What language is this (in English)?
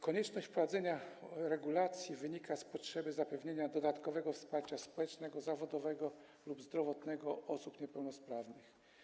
Polish